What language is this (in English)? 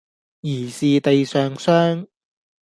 Cantonese